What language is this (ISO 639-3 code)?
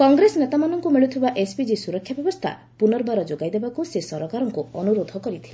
ori